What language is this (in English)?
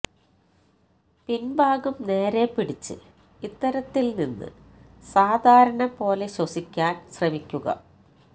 Malayalam